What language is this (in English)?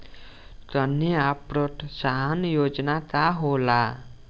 Bhojpuri